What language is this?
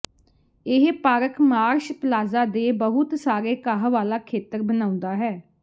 Punjabi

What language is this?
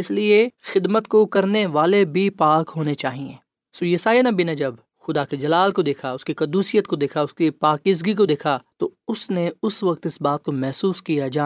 Urdu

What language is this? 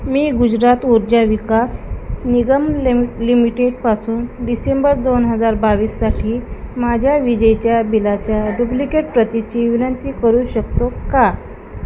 Marathi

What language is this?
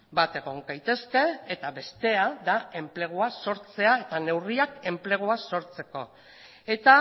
Basque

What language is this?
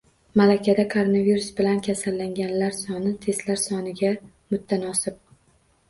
Uzbek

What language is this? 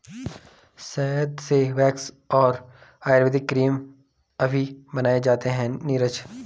Hindi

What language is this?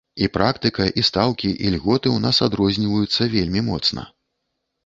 Belarusian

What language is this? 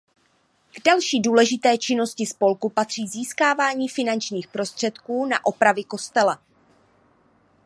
Czech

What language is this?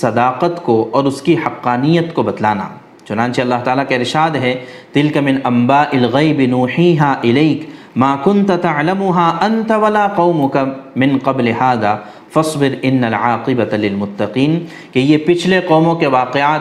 Urdu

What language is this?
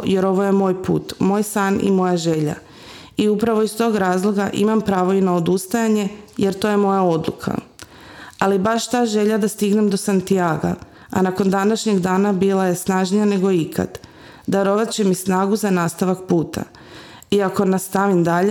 Croatian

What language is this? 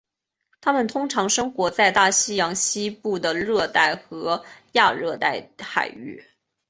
Chinese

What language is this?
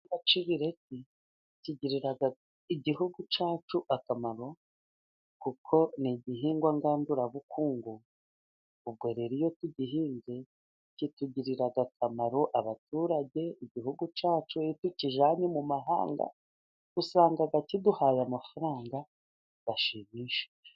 Kinyarwanda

